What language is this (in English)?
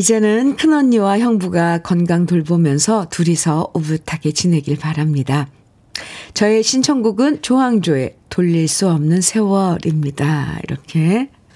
Korean